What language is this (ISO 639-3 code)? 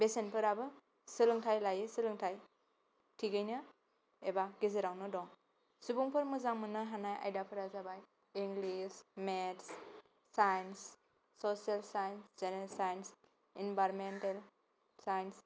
brx